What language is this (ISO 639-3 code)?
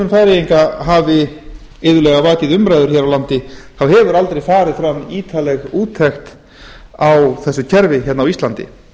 isl